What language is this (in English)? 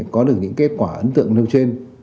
Vietnamese